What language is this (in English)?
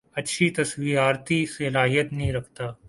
Urdu